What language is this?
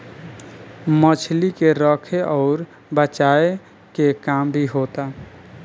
Bhojpuri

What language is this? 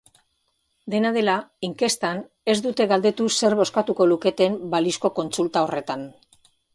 Basque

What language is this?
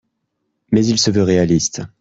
French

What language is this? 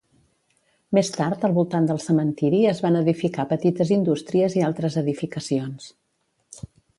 Catalan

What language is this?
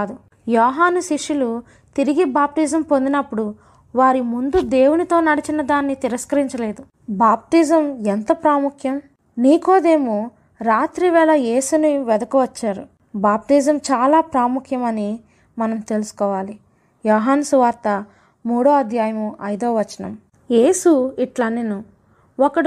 Telugu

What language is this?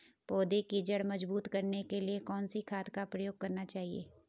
Hindi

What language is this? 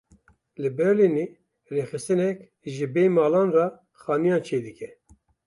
Kurdish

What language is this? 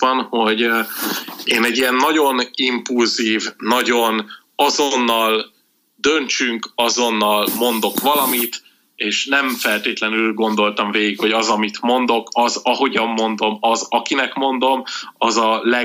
Hungarian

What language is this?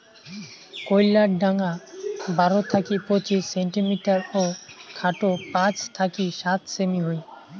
Bangla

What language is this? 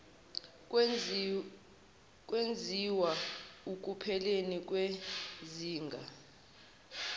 Zulu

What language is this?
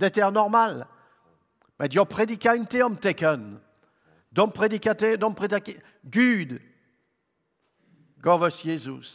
Swedish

